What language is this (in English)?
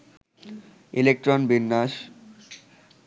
Bangla